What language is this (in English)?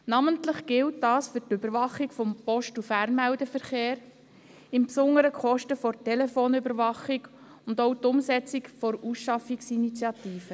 Swiss German